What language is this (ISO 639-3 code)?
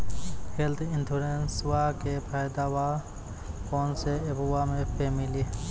mai